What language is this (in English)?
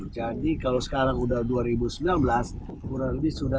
Indonesian